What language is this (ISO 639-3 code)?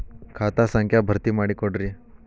kan